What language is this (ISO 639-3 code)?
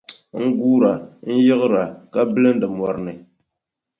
dag